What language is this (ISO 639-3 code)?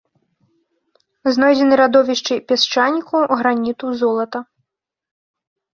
bel